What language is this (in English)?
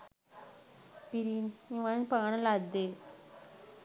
Sinhala